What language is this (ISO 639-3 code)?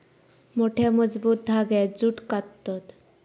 mar